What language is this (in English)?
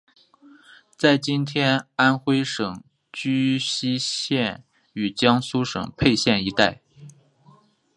Chinese